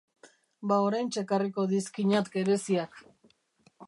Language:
Basque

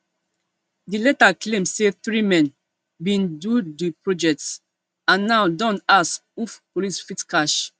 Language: Nigerian Pidgin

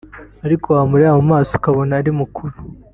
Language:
Kinyarwanda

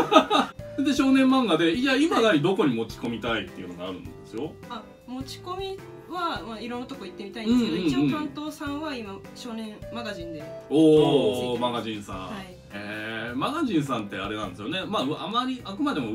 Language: Japanese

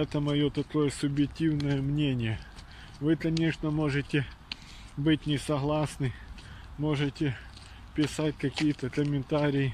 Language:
Russian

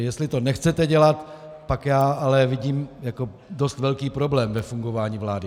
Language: Czech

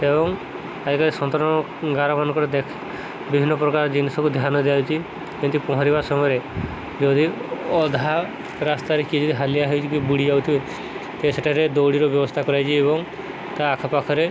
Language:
Odia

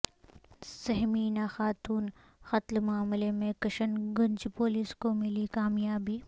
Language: Urdu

